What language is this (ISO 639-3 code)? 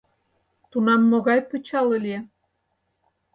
chm